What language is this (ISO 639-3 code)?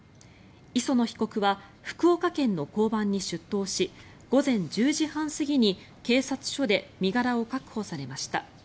jpn